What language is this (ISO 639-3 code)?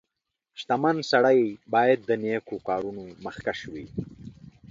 pus